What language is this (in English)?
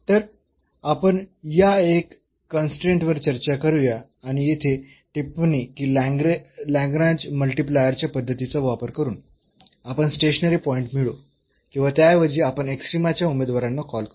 Marathi